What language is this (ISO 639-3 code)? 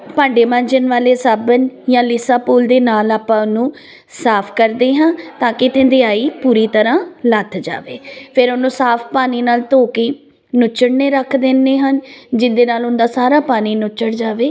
pan